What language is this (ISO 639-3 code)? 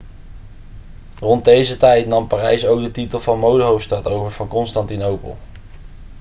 nld